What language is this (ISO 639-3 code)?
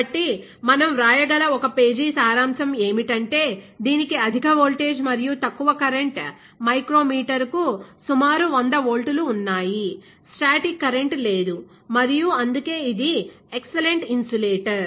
tel